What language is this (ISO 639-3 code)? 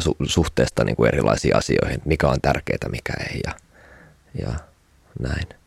fin